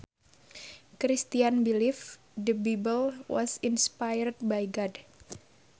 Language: Sundanese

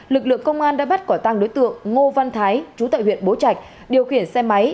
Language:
Vietnamese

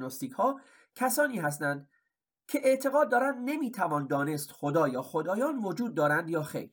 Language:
Persian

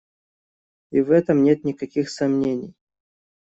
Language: Russian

